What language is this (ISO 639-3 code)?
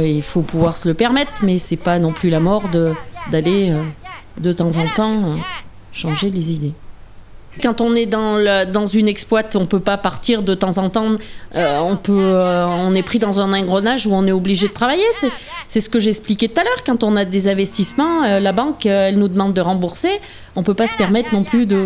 fra